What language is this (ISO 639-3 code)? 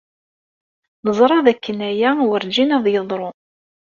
kab